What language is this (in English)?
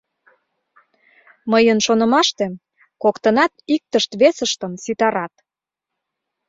Mari